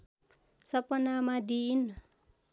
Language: Nepali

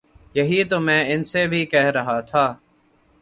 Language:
Urdu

